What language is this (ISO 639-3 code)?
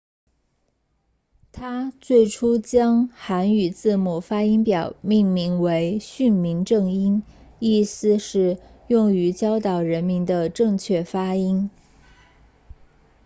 zho